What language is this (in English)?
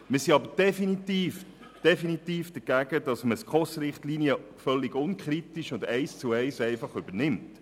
Swiss German